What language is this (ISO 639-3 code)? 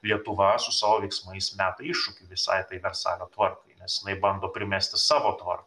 lit